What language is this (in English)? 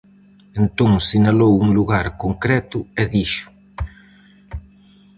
Galician